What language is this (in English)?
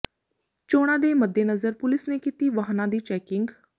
Punjabi